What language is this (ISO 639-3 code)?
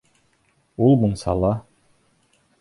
bak